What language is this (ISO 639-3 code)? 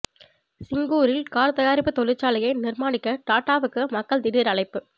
tam